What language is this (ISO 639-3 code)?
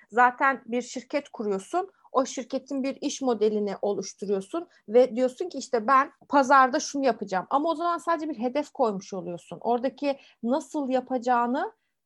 tur